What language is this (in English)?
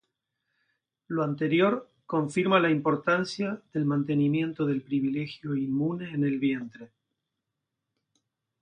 Spanish